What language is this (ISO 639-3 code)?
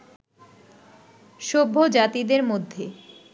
ben